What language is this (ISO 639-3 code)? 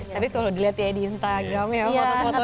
ind